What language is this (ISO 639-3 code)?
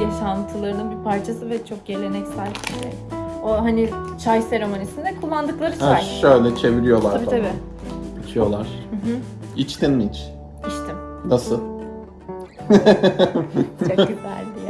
tur